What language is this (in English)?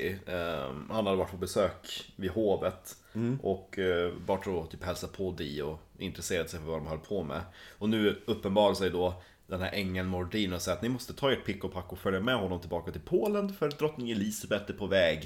Swedish